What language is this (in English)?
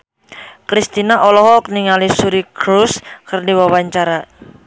Sundanese